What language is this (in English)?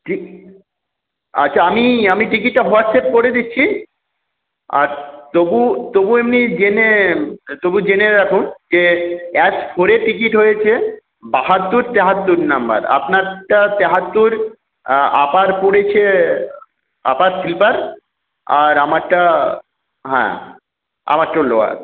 Bangla